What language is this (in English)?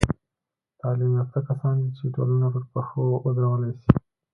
Pashto